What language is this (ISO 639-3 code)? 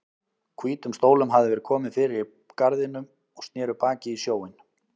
isl